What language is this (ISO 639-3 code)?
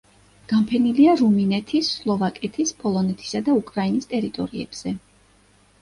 kat